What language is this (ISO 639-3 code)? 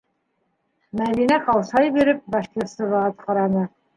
bak